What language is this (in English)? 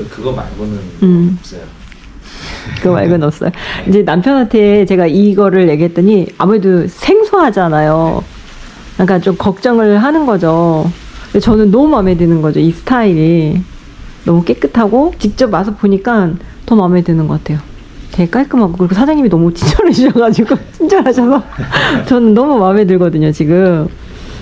Korean